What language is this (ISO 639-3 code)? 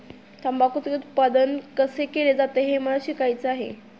mar